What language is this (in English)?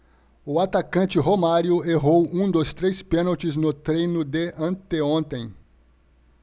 Portuguese